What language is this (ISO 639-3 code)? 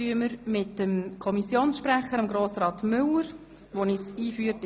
gsw